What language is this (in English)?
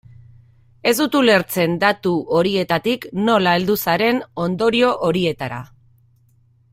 Basque